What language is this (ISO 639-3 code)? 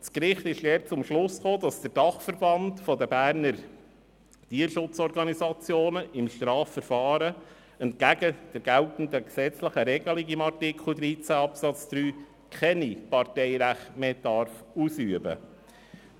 gsw